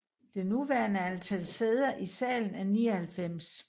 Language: Danish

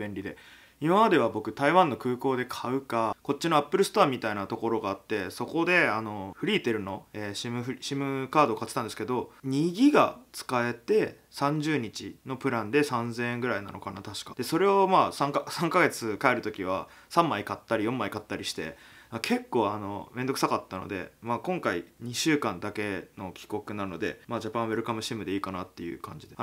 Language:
Japanese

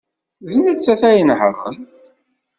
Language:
Kabyle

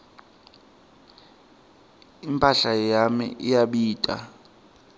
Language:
Swati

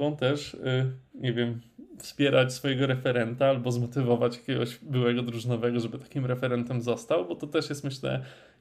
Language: Polish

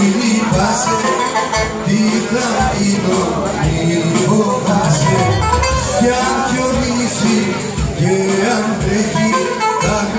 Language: Greek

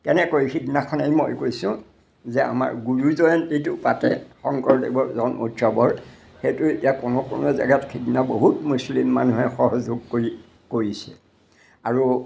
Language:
Assamese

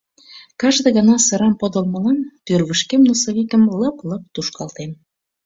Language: Mari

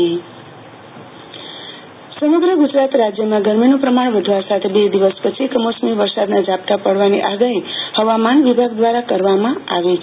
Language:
Gujarati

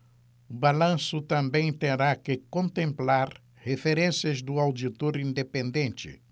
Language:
Portuguese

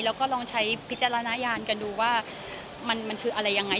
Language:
Thai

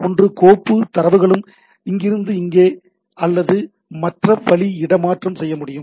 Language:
Tamil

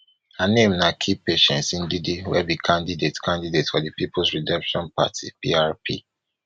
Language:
Nigerian Pidgin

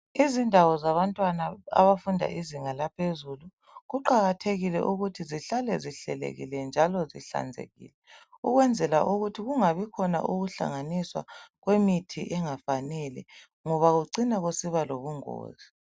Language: North Ndebele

